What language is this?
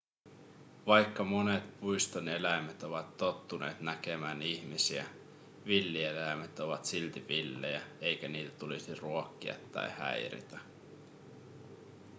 Finnish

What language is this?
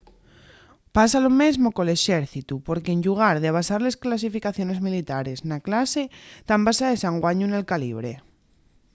Asturian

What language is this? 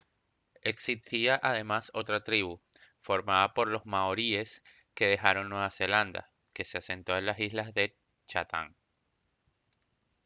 Spanish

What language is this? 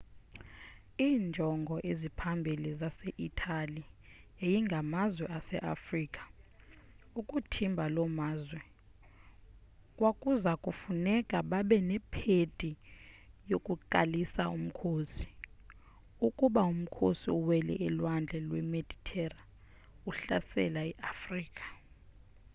Xhosa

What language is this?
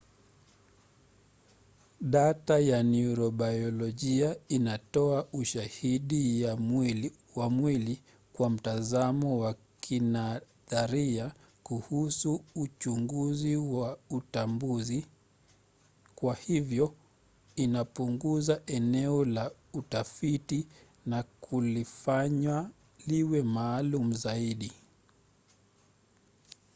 Swahili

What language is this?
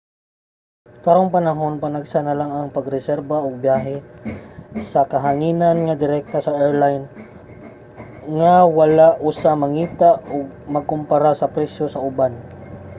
Cebuano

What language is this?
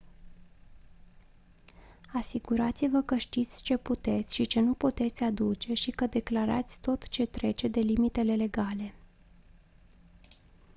Romanian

